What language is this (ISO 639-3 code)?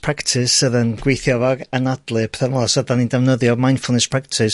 cym